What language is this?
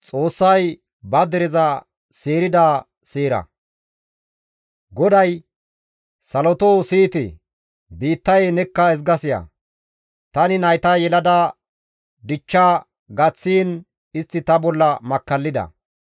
Gamo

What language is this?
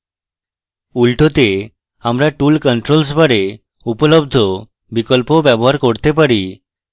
Bangla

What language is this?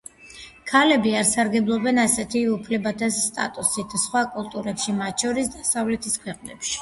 Georgian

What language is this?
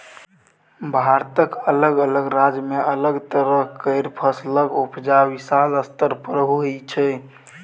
Maithili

